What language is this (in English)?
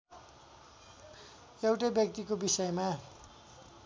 Nepali